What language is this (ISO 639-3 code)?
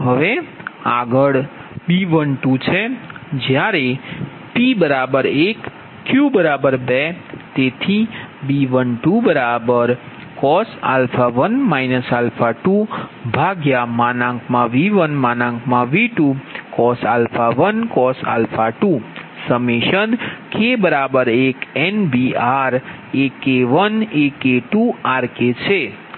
guj